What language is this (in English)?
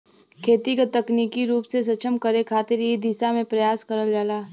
Bhojpuri